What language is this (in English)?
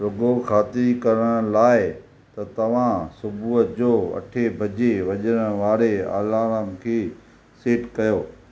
Sindhi